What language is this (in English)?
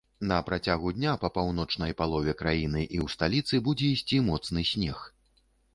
Belarusian